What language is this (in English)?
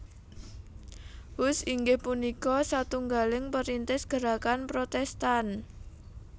Javanese